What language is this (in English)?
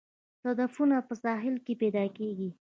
Pashto